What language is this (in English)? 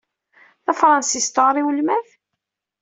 Kabyle